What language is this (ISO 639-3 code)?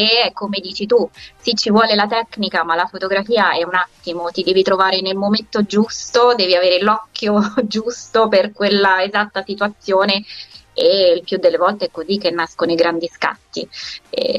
ita